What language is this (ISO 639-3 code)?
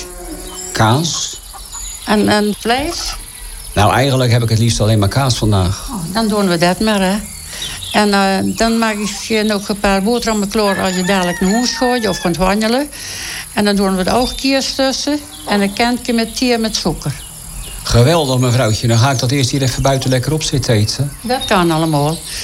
nld